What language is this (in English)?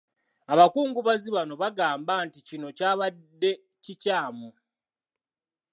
Ganda